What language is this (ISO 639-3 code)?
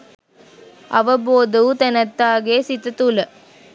sin